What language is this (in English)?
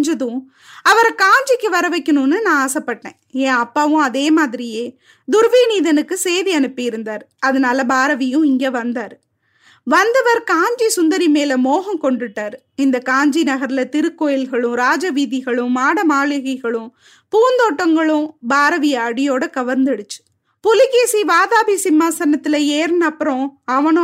Tamil